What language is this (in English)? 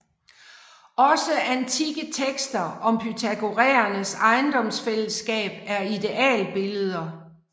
Danish